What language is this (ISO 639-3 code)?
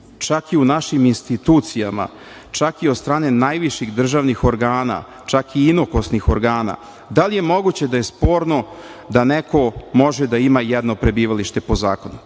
srp